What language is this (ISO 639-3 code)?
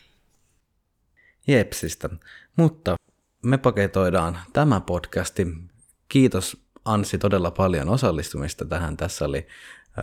fin